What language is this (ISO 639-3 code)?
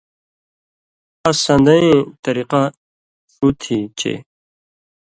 mvy